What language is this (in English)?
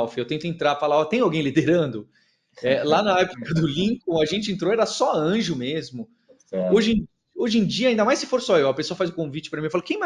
Portuguese